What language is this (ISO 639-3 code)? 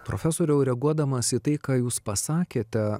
lit